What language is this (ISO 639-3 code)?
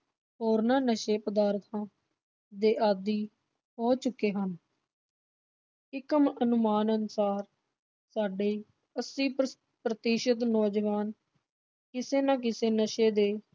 pan